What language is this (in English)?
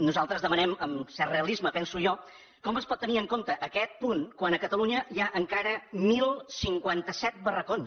Catalan